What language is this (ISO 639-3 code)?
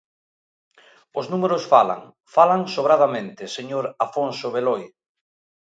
glg